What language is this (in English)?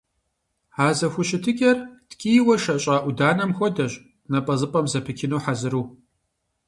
Kabardian